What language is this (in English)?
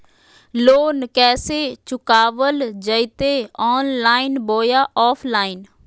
Magahi